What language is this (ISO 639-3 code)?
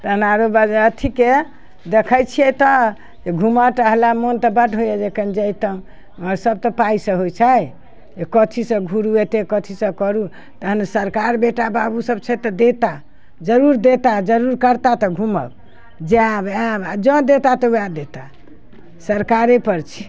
mai